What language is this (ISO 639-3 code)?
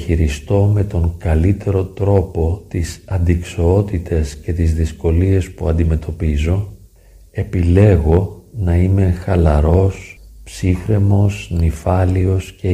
ell